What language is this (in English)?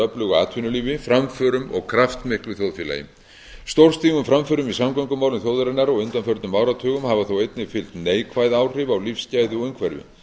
Icelandic